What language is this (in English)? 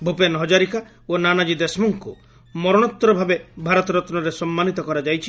Odia